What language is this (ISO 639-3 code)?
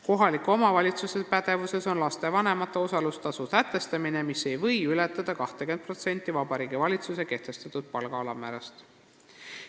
est